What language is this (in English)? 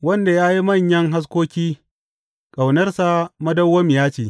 Hausa